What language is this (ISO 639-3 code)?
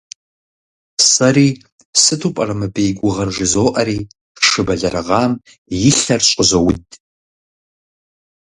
kbd